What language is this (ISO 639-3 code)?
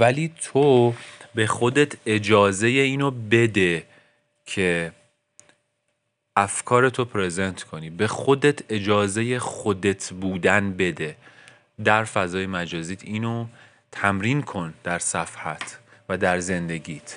fas